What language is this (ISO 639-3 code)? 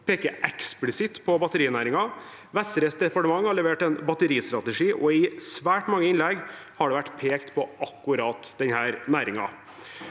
nor